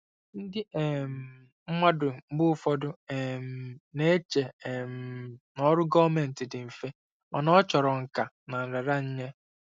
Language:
Igbo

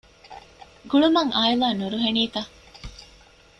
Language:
Divehi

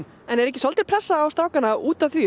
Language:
Icelandic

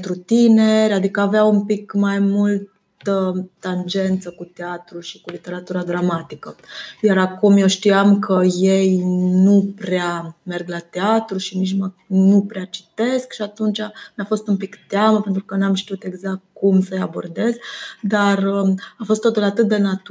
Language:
Romanian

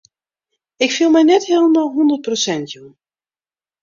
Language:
Western Frisian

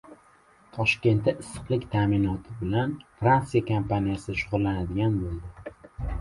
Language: Uzbek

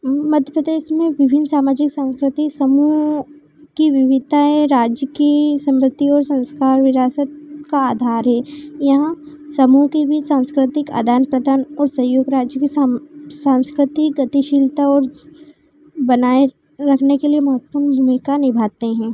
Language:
Hindi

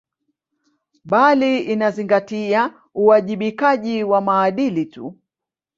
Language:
Swahili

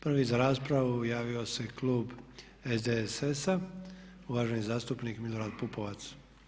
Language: Croatian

